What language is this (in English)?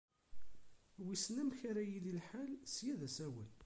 Kabyle